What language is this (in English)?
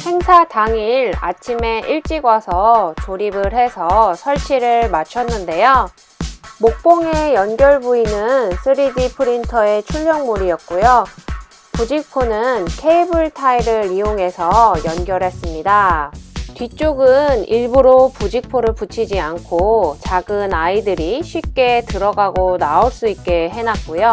Korean